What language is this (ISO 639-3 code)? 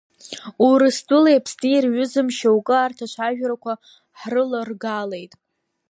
abk